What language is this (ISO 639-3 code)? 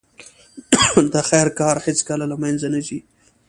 pus